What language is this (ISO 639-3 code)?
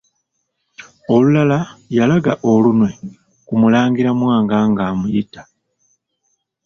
lug